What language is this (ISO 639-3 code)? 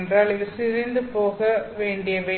tam